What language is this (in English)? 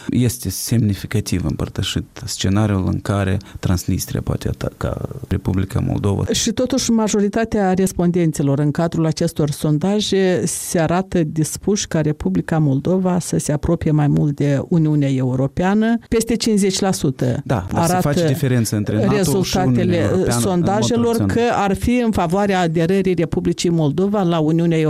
Romanian